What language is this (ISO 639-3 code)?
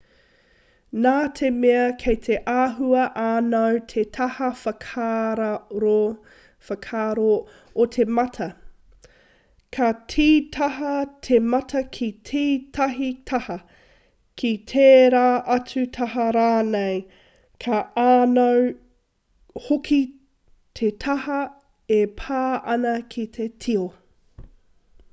mri